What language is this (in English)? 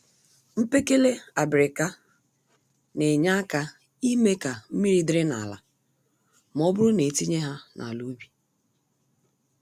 Igbo